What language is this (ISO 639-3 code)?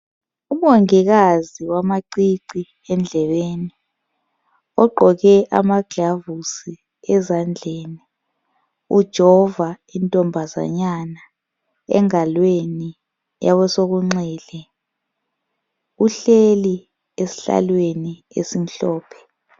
nde